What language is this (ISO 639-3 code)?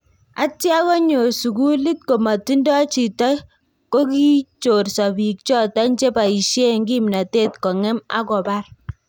kln